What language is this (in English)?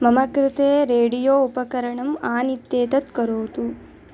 Sanskrit